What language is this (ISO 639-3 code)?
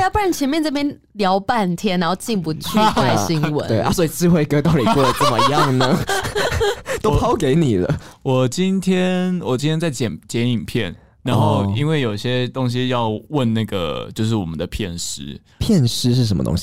zho